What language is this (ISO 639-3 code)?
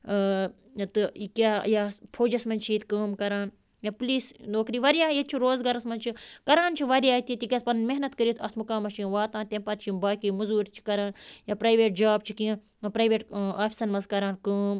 kas